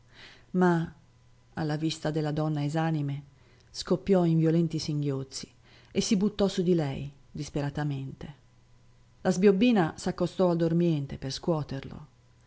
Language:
Italian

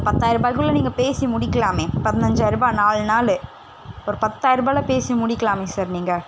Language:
Tamil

